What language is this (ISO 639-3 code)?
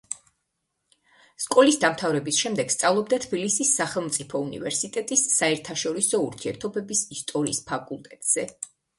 kat